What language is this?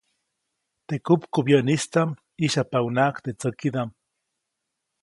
Copainalá Zoque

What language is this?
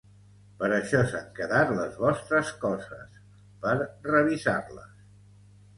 Catalan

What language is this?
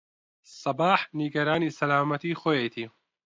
Central Kurdish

